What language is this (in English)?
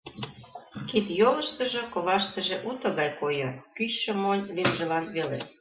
Mari